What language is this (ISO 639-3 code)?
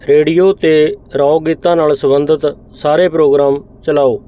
pan